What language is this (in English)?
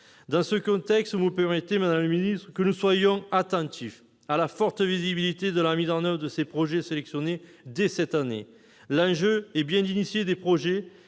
French